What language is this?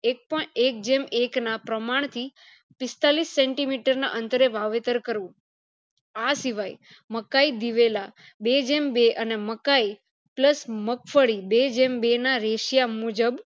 Gujarati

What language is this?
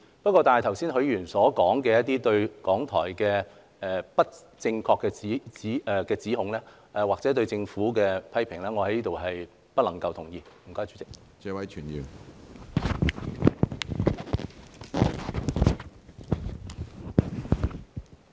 Cantonese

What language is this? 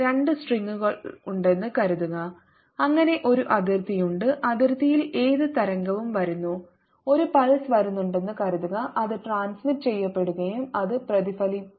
Malayalam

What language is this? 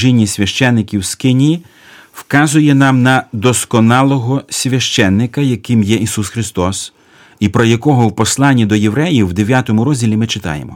Ukrainian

